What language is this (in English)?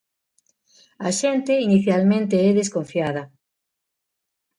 Galician